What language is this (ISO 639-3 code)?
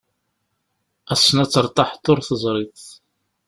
kab